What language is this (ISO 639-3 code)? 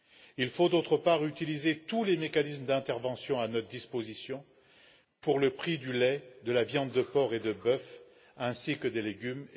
fra